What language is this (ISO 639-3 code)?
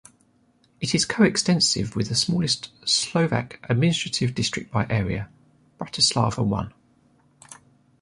eng